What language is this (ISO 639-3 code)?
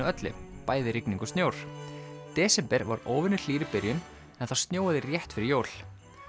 isl